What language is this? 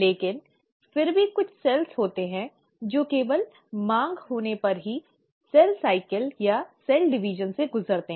Hindi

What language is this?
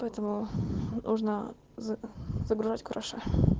Russian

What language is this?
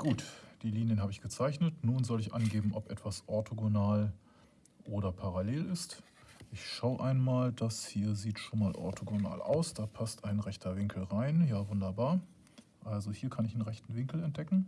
German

